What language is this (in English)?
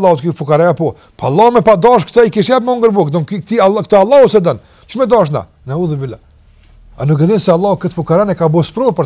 Arabic